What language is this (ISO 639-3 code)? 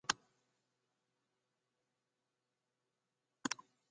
fry